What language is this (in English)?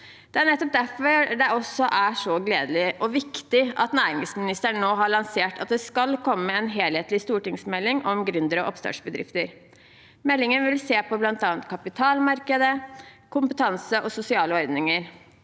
Norwegian